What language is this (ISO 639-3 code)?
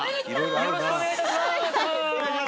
jpn